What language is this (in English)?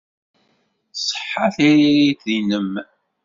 Kabyle